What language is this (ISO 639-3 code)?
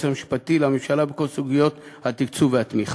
heb